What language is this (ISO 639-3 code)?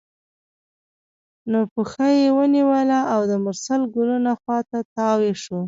pus